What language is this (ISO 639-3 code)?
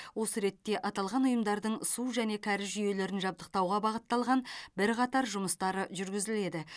kaz